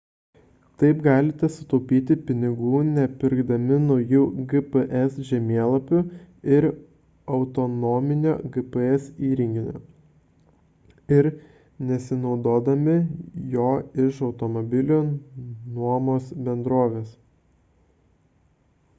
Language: Lithuanian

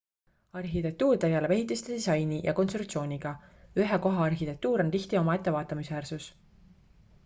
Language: Estonian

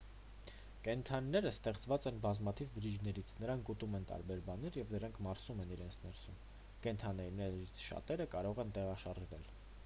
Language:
Armenian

